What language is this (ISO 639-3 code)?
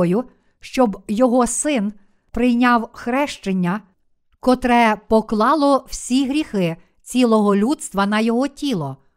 ukr